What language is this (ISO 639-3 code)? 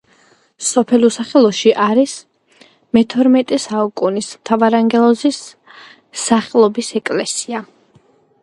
kat